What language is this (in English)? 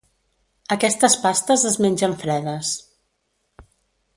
Catalan